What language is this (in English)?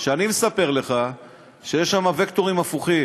Hebrew